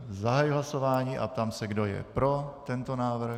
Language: Czech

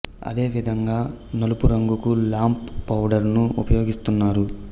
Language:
Telugu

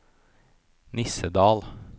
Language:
Norwegian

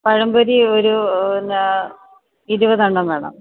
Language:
Malayalam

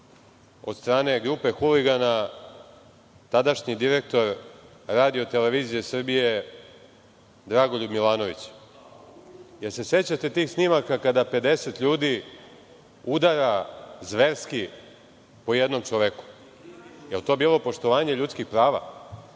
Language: Serbian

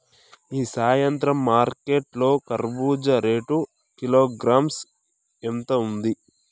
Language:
Telugu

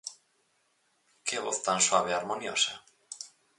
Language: Galician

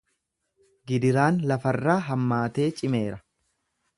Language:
Oromo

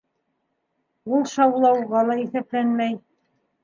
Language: Bashkir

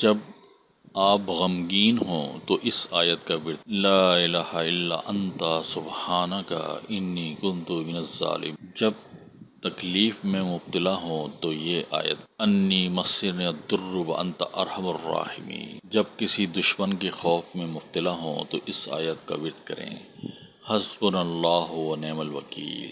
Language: Urdu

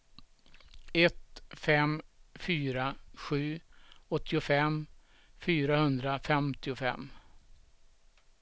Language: Swedish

